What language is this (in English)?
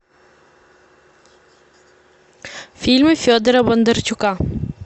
Russian